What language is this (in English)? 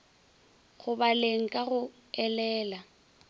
Northern Sotho